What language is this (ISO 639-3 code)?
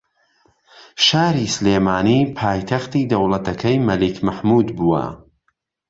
ckb